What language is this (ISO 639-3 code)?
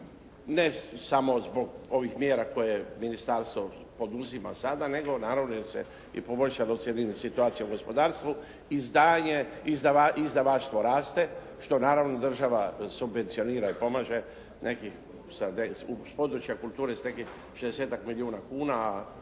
hrv